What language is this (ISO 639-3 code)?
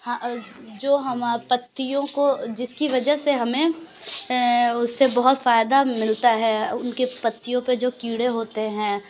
urd